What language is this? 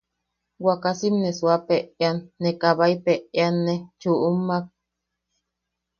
Yaqui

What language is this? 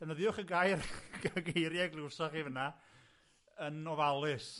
Welsh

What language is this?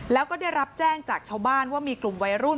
Thai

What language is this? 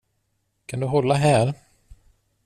Swedish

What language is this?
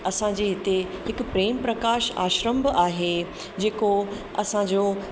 Sindhi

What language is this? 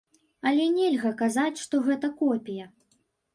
Belarusian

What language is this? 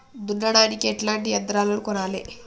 Telugu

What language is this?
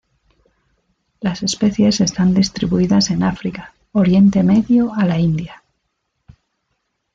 Spanish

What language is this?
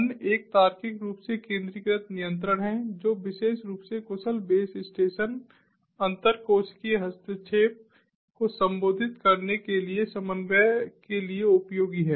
Hindi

